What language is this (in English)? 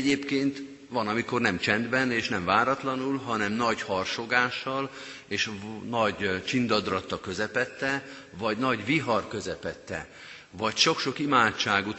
Hungarian